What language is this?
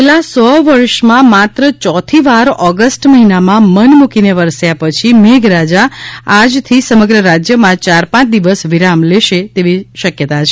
Gujarati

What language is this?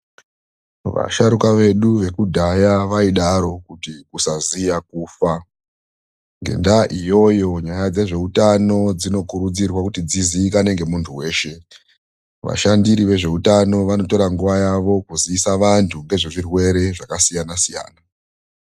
Ndau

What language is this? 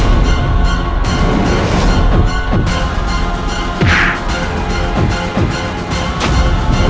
Indonesian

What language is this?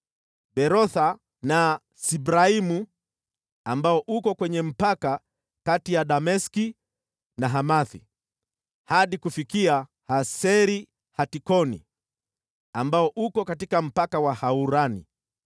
Swahili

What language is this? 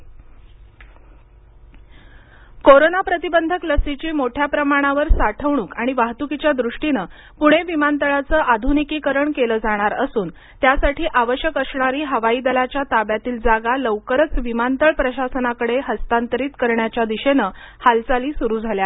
Marathi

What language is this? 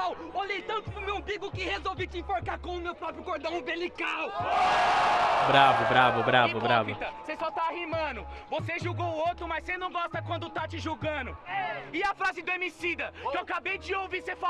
Portuguese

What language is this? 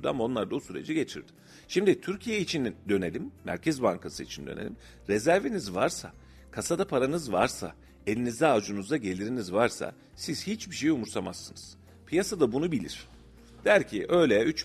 Turkish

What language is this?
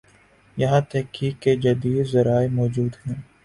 Urdu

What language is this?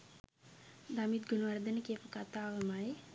Sinhala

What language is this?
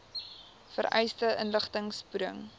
Afrikaans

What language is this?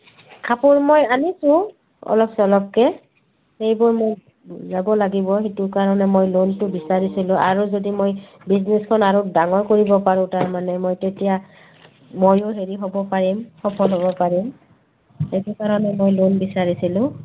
Assamese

